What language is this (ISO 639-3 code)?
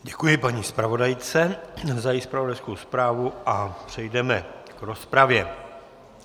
ces